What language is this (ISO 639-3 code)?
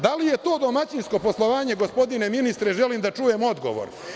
srp